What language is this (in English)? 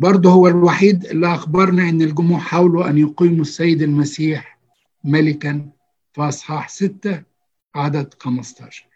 Arabic